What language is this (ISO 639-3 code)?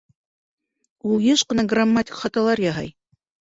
bak